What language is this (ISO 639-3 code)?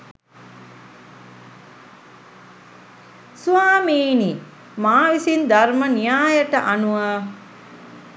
sin